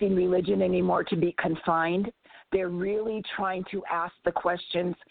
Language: English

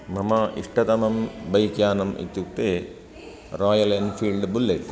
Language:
Sanskrit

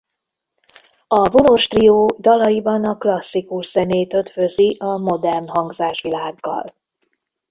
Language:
Hungarian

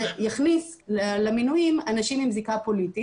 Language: Hebrew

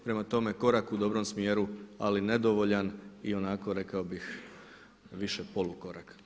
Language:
Croatian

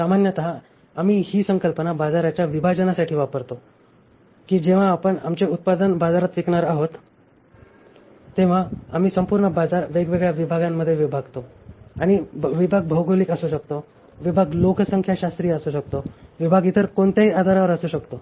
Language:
Marathi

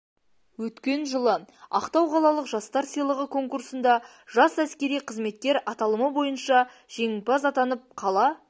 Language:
Kazakh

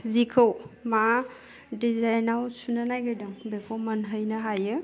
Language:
Bodo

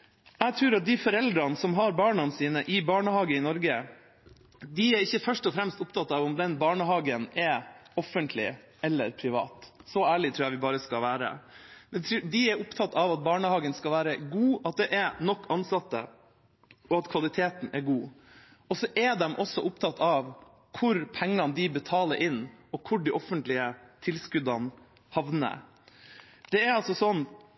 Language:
Norwegian Bokmål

